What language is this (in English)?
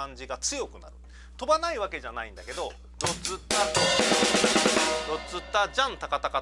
Japanese